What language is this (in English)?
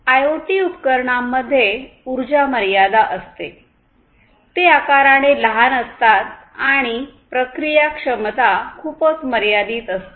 Marathi